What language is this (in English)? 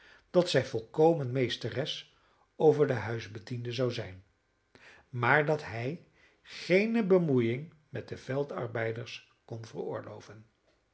Dutch